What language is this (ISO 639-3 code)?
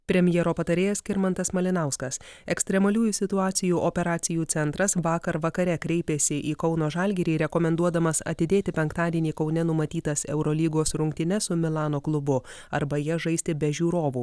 lit